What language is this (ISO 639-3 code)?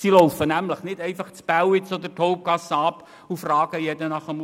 gsw